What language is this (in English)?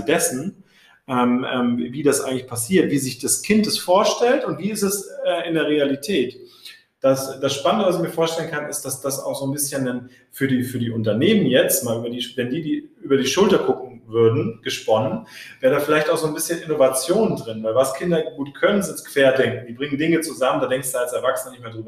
German